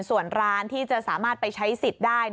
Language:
Thai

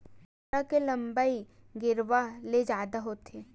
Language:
Chhattisgarhi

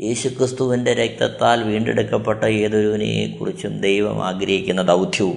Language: Malayalam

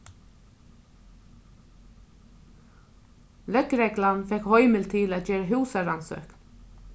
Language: Faroese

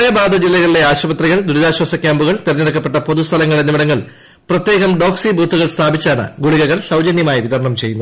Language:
Malayalam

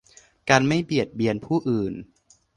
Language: Thai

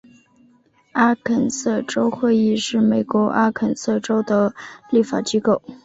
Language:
Chinese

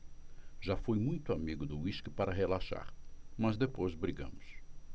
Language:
Portuguese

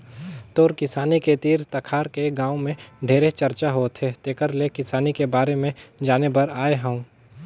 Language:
Chhattisgarhi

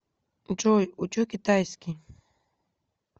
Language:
Russian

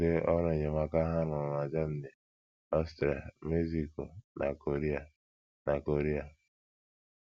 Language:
Igbo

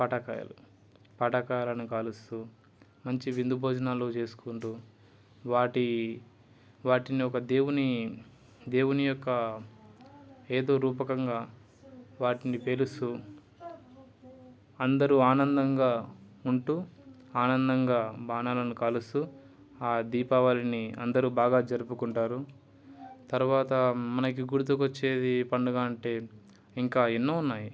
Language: Telugu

